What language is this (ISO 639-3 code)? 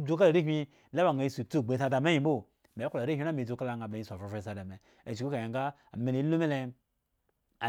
ego